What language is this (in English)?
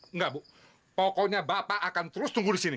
Indonesian